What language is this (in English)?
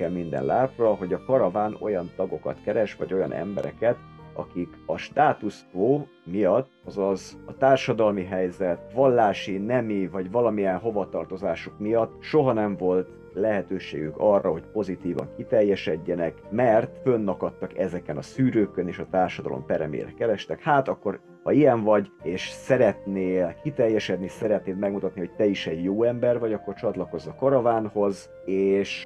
Hungarian